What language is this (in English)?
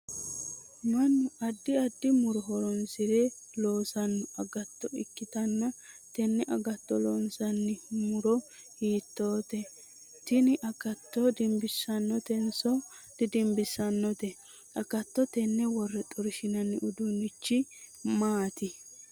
Sidamo